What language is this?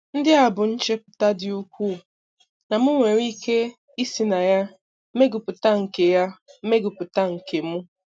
Igbo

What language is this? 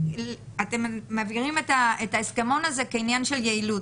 Hebrew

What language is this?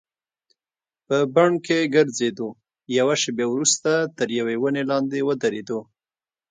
Pashto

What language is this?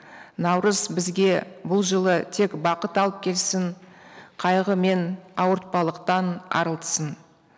Kazakh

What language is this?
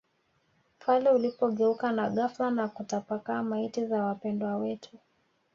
Swahili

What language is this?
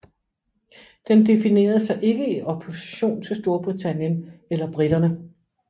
Danish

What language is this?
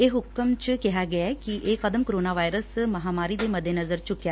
Punjabi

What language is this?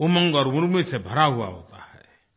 Hindi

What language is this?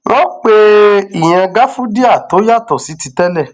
Yoruba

